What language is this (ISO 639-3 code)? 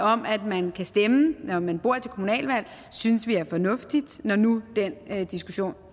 dan